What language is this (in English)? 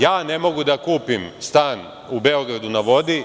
Serbian